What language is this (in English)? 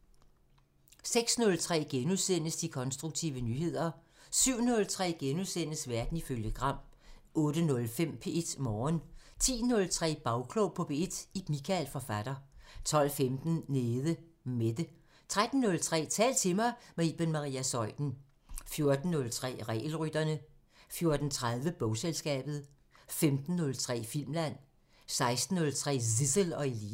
Danish